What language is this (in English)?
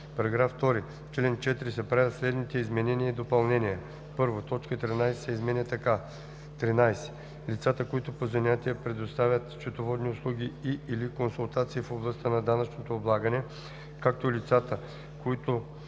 Bulgarian